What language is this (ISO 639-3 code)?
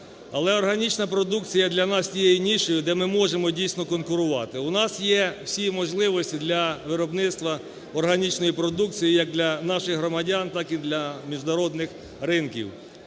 ukr